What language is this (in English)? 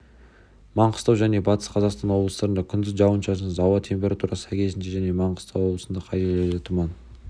Kazakh